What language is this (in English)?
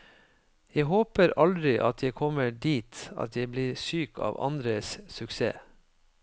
Norwegian